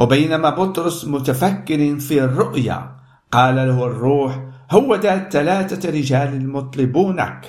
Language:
Arabic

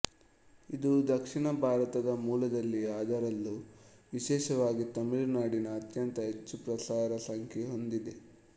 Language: Kannada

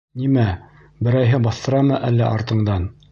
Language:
Bashkir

